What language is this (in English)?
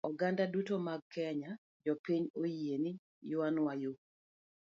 Luo (Kenya and Tanzania)